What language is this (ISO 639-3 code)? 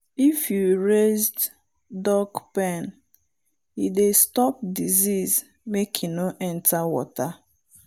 pcm